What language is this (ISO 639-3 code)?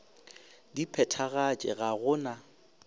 nso